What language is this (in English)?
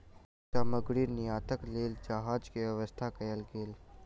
Maithili